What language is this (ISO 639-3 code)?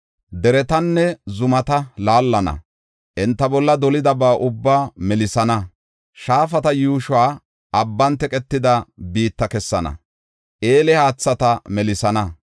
gof